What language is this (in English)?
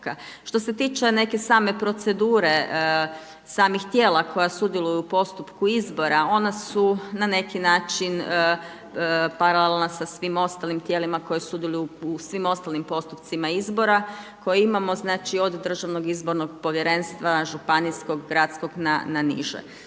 Croatian